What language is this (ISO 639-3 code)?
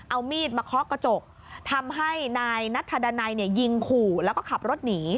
tha